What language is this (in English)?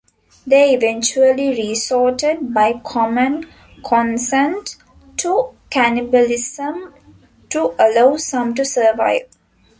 English